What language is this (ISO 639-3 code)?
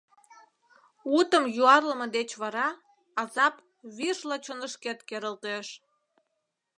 chm